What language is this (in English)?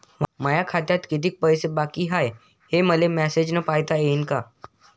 Marathi